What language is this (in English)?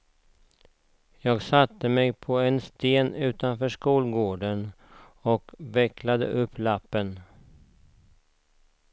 Swedish